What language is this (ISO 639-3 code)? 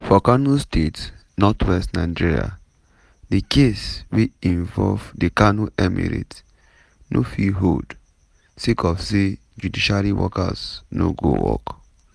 pcm